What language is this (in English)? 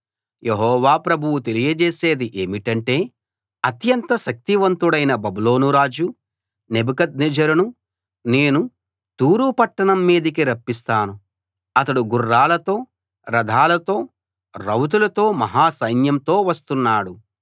Telugu